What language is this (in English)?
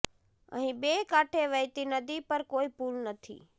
Gujarati